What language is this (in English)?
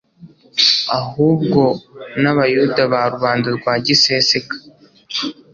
Kinyarwanda